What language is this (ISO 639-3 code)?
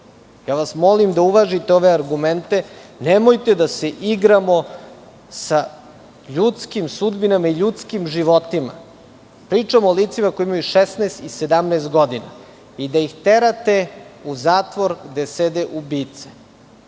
srp